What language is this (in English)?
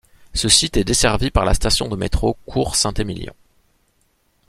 French